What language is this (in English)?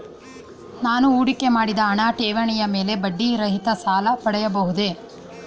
Kannada